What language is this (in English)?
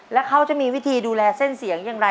Thai